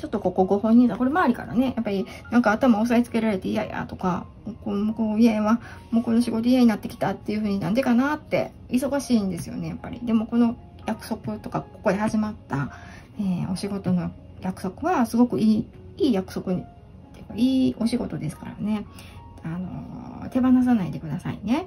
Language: Japanese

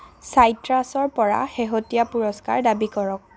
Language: Assamese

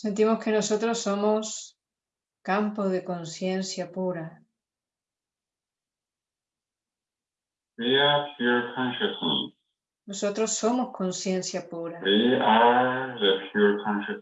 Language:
Spanish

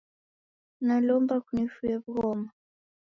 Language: Taita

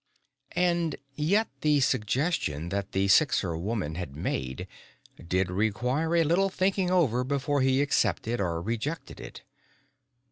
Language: English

